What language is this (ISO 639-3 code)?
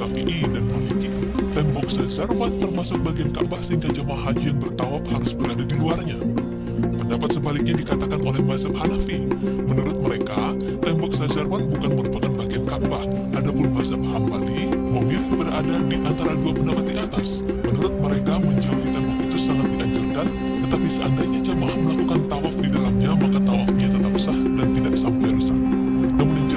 ind